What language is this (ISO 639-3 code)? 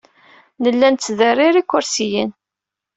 kab